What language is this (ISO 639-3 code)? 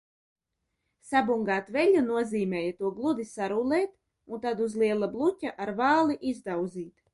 lav